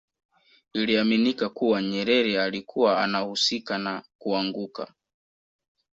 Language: Swahili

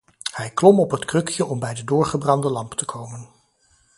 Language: Dutch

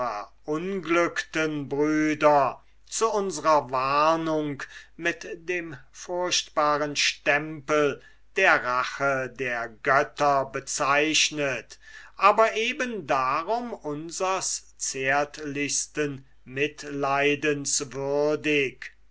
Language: German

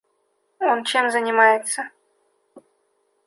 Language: Russian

